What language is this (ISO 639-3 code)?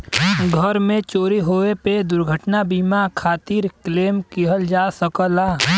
bho